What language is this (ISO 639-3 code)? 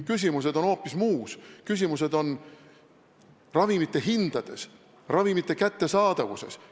est